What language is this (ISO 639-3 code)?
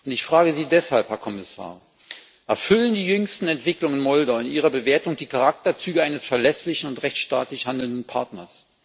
deu